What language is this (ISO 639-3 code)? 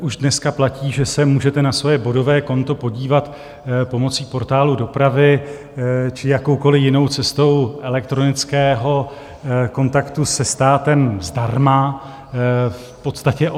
ces